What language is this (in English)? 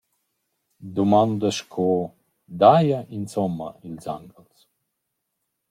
Romansh